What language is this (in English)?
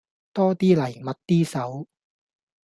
Cantonese